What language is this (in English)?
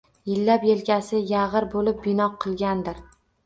Uzbek